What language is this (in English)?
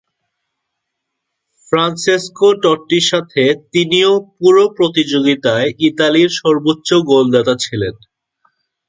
Bangla